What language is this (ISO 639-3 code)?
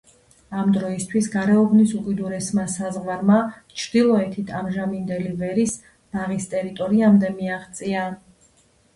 kat